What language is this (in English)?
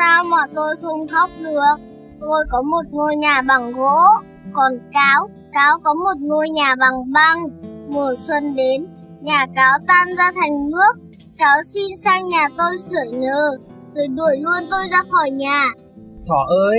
Vietnamese